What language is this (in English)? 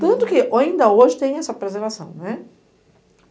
Portuguese